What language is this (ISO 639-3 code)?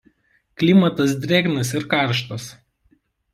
lit